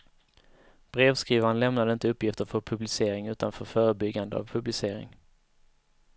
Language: Swedish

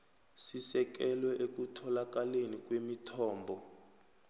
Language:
South Ndebele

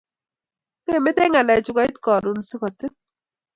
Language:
Kalenjin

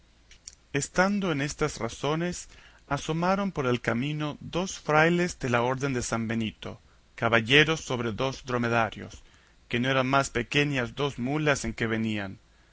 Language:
Spanish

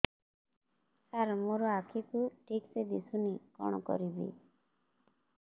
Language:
Odia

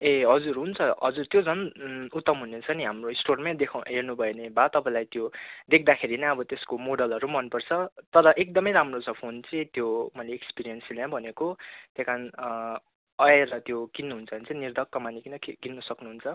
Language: Nepali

